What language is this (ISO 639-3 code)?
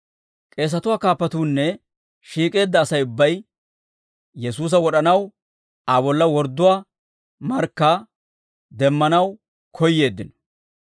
dwr